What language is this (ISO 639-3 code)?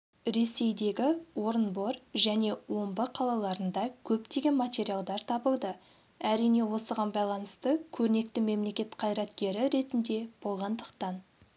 kaz